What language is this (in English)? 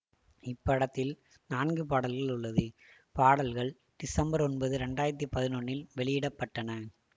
Tamil